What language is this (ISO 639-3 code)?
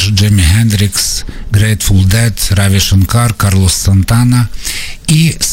ukr